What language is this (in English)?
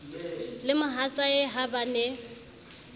Southern Sotho